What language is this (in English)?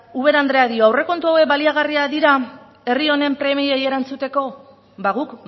Basque